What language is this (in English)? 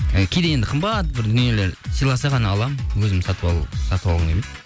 Kazakh